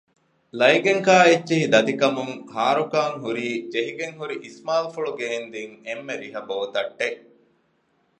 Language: Divehi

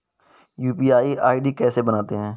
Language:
Hindi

